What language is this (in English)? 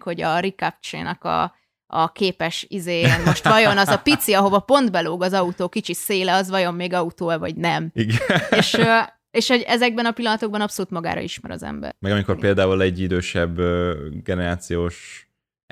Hungarian